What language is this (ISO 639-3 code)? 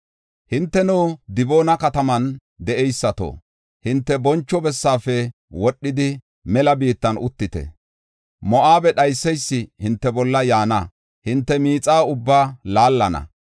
gof